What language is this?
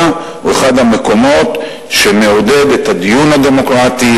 Hebrew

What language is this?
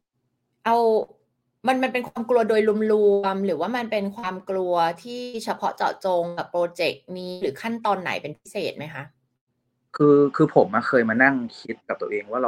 Thai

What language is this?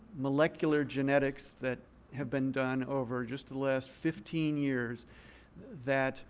English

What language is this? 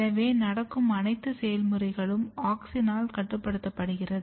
Tamil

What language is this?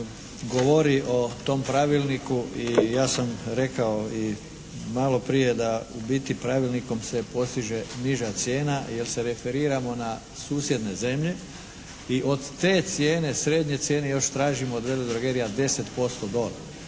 Croatian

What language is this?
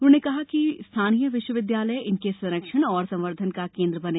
Hindi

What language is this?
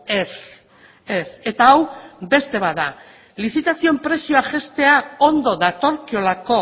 Basque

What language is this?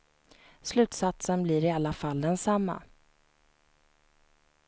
Swedish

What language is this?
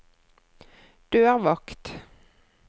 Norwegian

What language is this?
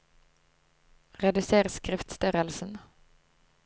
Norwegian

